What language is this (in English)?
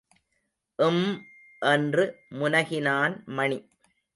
Tamil